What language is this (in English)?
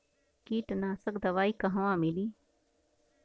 Bhojpuri